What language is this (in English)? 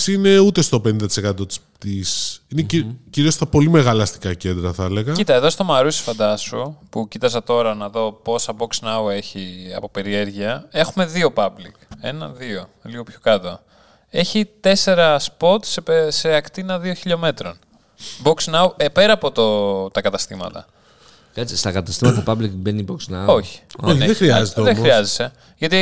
Greek